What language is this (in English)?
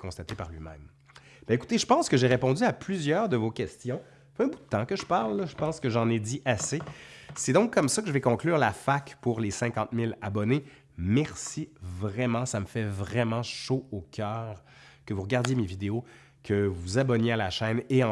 French